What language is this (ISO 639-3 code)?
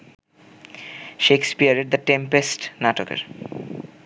ben